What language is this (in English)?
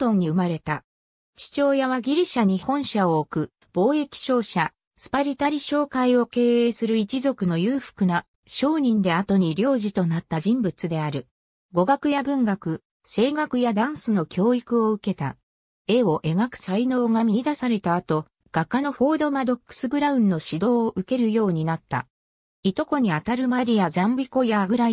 Japanese